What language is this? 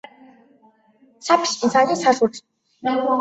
Chinese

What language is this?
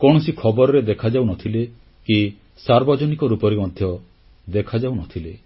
Odia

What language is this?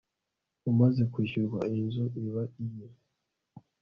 Kinyarwanda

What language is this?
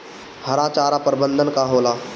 Bhojpuri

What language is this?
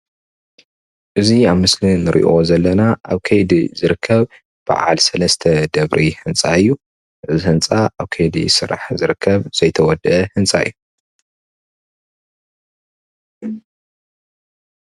Tigrinya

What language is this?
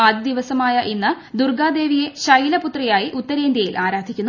Malayalam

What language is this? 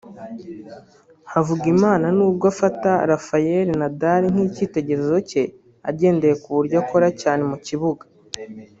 Kinyarwanda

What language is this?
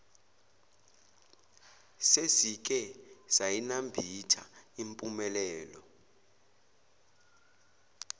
Zulu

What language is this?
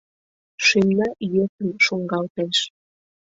Mari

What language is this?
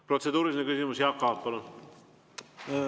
Estonian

